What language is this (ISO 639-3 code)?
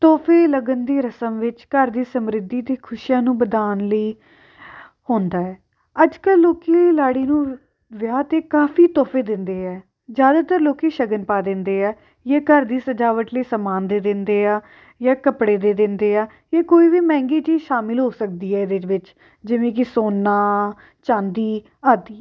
pan